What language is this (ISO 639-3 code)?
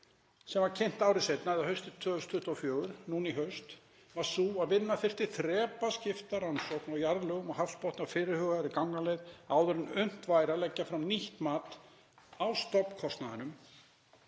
isl